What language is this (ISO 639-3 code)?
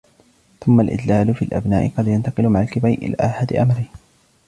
ara